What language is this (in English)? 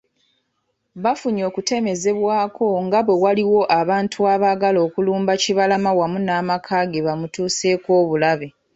Ganda